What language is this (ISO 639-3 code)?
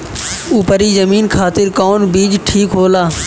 bho